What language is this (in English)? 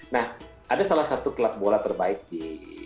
Indonesian